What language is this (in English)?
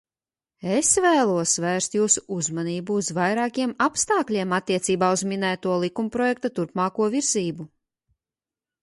Latvian